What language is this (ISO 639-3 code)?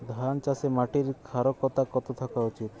ben